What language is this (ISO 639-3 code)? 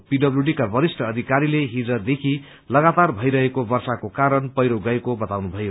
nep